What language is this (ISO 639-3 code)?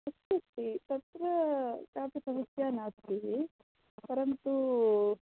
san